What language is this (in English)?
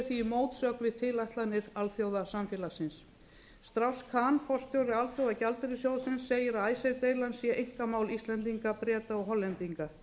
Icelandic